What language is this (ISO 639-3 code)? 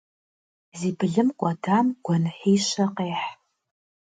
kbd